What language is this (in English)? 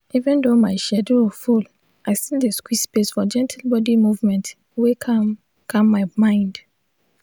Nigerian Pidgin